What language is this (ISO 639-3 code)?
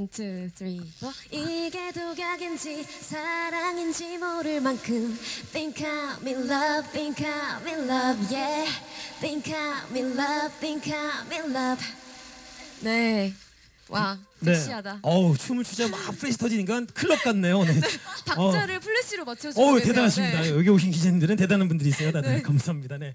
kor